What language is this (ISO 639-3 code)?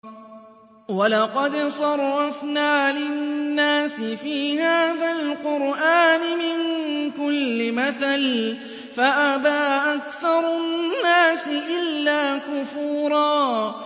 ara